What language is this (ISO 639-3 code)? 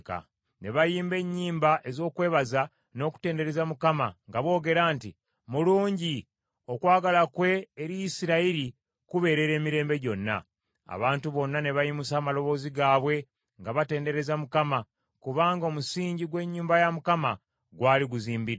lug